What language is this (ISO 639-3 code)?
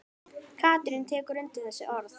isl